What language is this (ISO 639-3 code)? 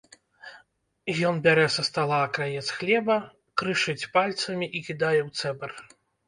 bel